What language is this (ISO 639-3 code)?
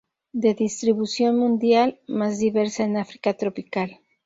spa